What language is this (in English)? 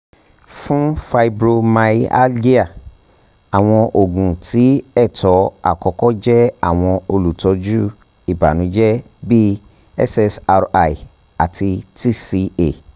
Yoruba